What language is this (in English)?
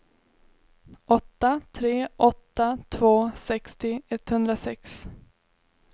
Swedish